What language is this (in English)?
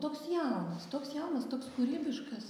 Lithuanian